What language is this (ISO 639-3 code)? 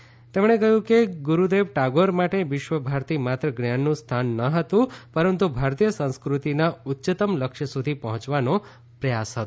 guj